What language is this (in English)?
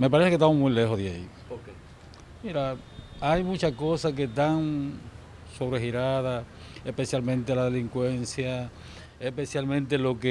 Spanish